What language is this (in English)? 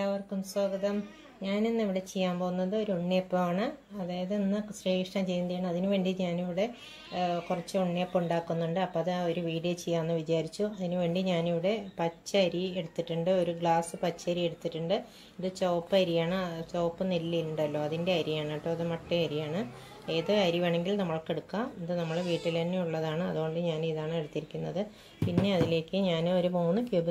Romanian